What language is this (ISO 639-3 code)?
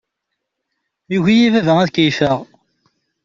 kab